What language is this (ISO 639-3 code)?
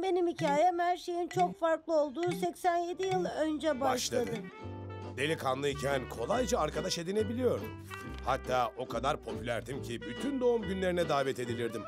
tur